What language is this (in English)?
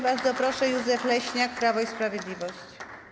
Polish